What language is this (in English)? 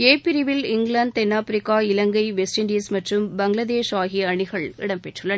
Tamil